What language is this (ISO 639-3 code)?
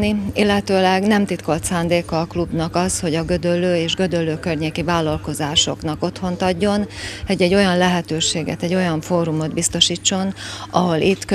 hun